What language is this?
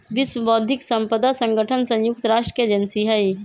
Magahi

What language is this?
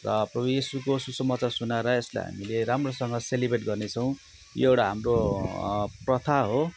Nepali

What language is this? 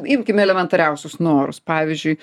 Lithuanian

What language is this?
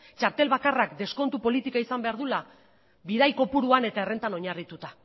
Basque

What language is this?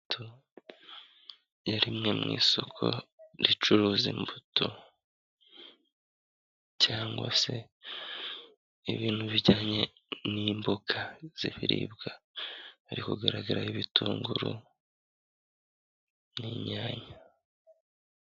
Kinyarwanda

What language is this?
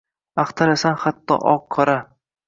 Uzbek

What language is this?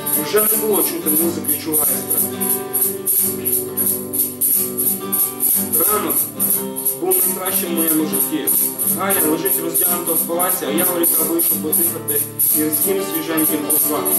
Ukrainian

